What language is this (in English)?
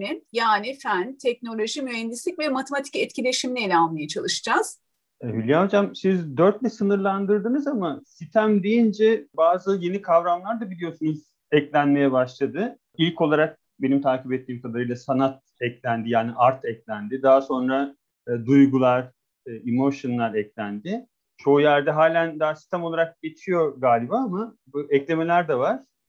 Turkish